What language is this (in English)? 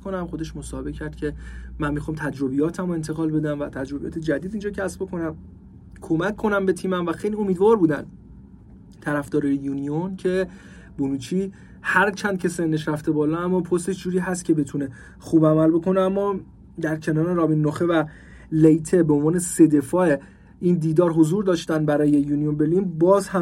Persian